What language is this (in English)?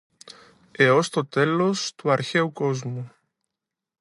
Greek